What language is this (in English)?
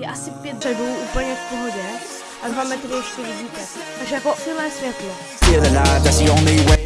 Czech